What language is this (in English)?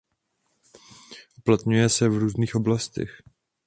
Czech